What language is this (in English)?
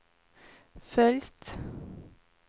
Swedish